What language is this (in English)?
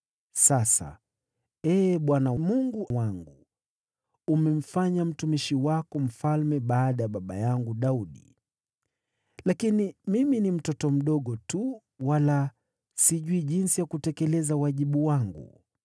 Swahili